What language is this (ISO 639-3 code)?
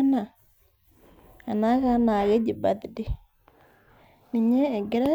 mas